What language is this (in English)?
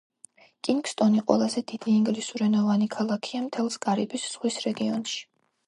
Georgian